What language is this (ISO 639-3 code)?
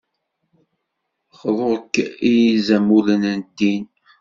kab